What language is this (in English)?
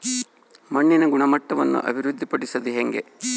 Kannada